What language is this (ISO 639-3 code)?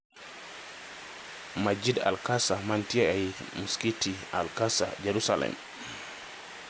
luo